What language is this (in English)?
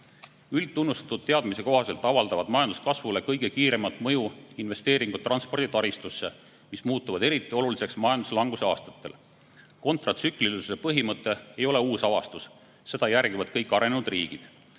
Estonian